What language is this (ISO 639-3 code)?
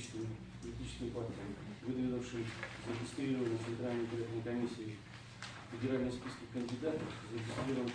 rus